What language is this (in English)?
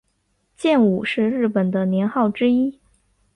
Chinese